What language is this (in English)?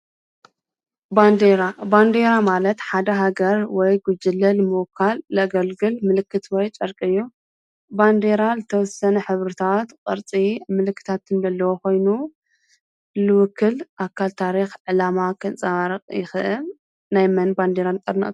Tigrinya